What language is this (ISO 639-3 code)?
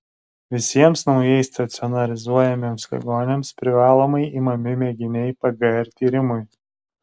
lit